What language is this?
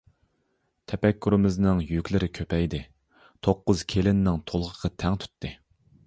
Uyghur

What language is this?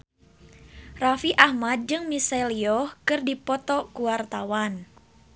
Sundanese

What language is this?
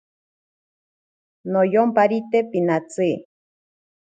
Ashéninka Perené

